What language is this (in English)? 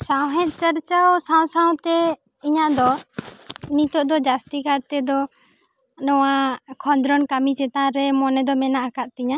Santali